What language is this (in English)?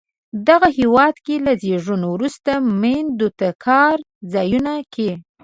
Pashto